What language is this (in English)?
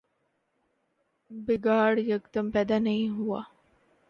Urdu